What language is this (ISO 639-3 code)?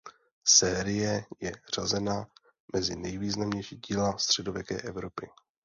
ces